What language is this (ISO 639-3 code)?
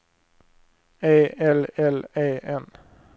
swe